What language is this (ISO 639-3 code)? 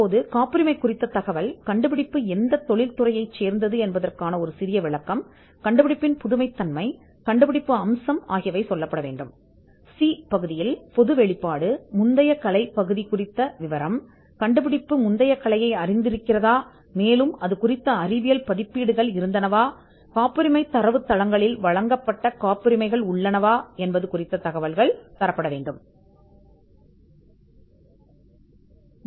tam